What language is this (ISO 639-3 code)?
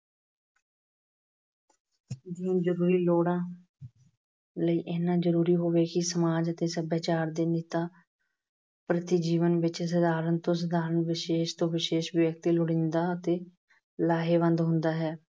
pan